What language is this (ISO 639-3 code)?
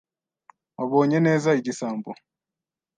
kin